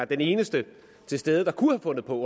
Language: Danish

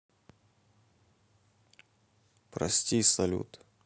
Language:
Russian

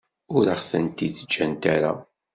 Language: Kabyle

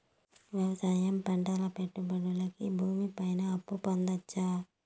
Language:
Telugu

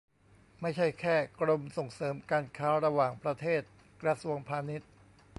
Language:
Thai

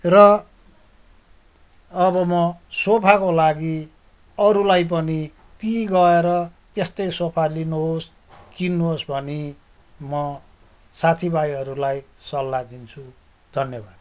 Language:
Nepali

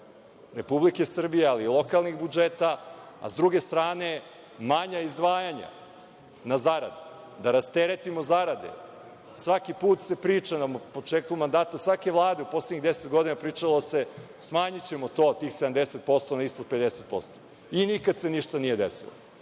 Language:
Serbian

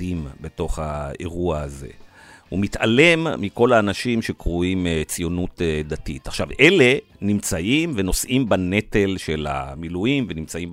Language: Hebrew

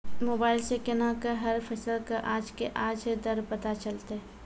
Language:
Maithili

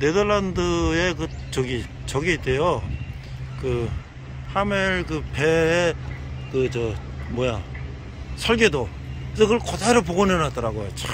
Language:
Korean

